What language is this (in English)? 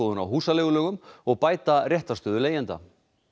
Icelandic